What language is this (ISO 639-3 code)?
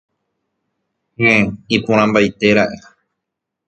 grn